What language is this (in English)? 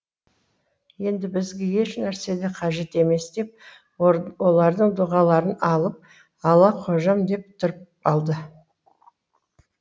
Kazakh